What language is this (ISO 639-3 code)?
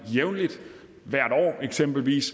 dan